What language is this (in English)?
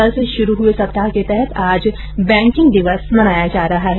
Hindi